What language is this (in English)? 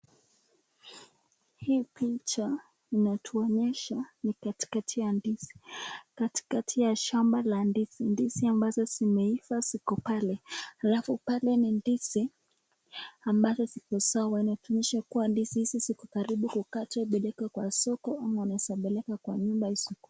Swahili